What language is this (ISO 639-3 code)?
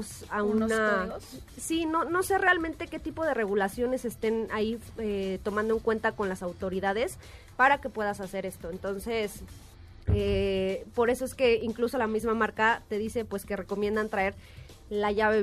spa